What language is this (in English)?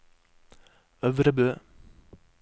Norwegian